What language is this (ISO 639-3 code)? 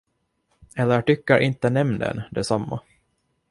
swe